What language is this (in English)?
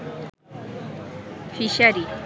Bangla